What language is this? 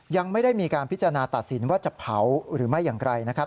Thai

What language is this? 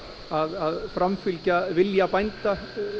Icelandic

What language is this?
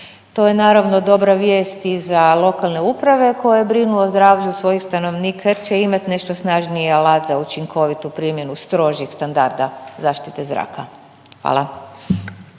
Croatian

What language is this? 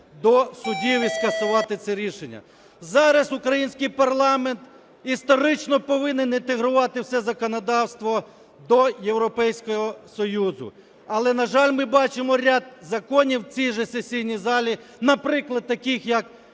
Ukrainian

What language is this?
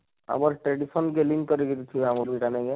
Odia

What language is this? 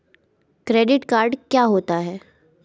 Hindi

